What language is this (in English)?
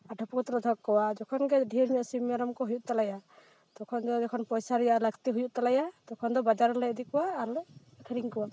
Santali